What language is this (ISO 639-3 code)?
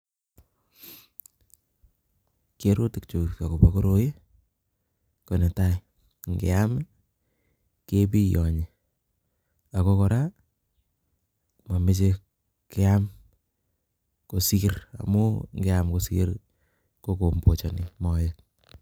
kln